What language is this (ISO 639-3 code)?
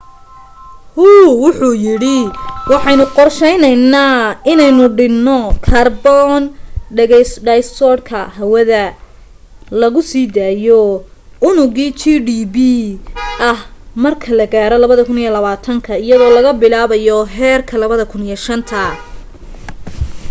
som